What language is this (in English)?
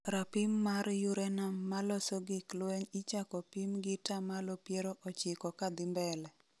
Luo (Kenya and Tanzania)